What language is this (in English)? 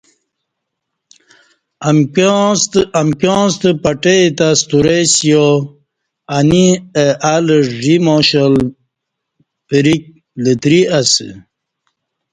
Kati